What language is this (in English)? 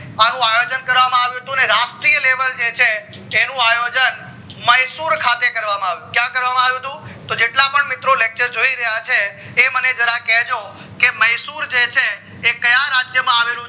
Gujarati